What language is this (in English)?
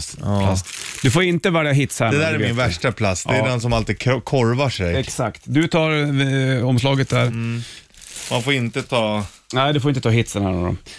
Swedish